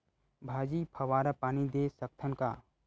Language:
Chhattisgarhi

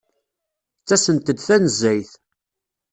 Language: Kabyle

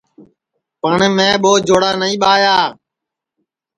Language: Sansi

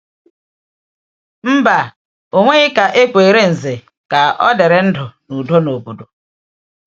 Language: Igbo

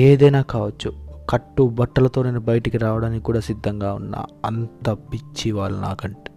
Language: Telugu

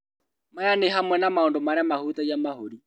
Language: Kikuyu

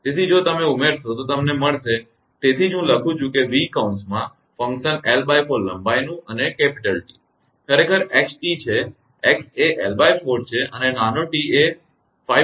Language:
Gujarati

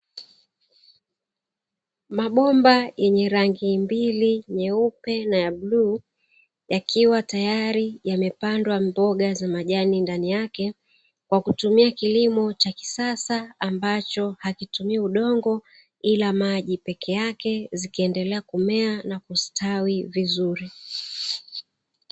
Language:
Swahili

